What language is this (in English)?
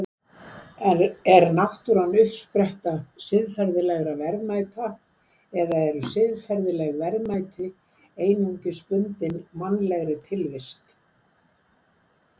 Icelandic